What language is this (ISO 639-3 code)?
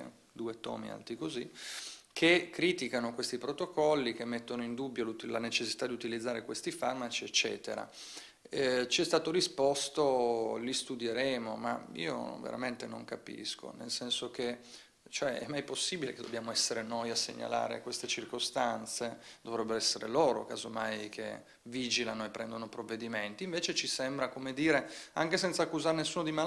ita